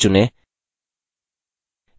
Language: Hindi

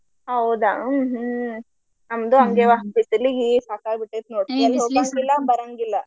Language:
Kannada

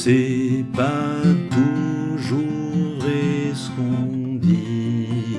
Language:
French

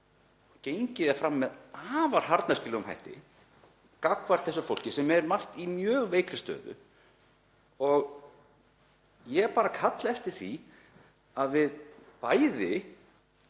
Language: Icelandic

